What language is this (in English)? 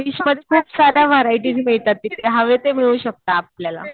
Marathi